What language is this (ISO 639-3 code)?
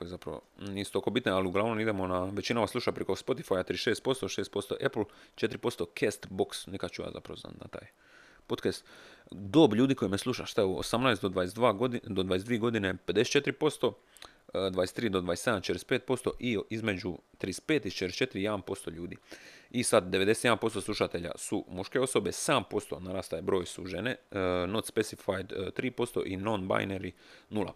hrv